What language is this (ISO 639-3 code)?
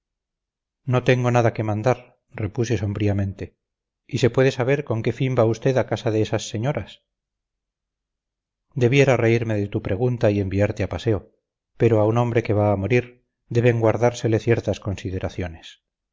spa